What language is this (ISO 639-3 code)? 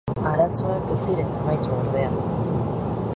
eus